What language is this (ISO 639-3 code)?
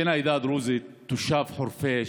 heb